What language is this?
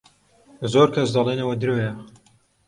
Central Kurdish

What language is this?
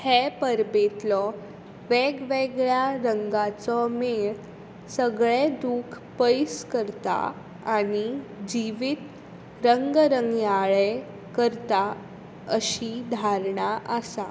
Konkani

